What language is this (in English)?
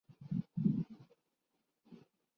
Urdu